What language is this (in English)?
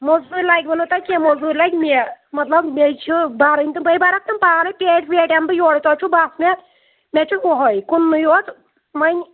Kashmiri